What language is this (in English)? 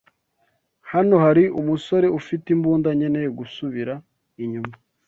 Kinyarwanda